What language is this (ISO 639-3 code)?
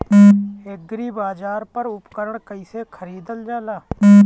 bho